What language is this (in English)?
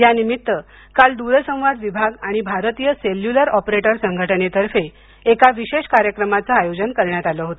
Marathi